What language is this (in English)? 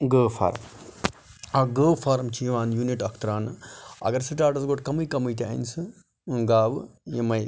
Kashmiri